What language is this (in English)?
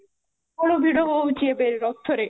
Odia